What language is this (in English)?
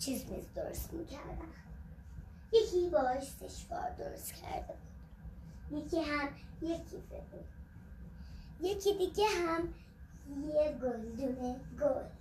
Persian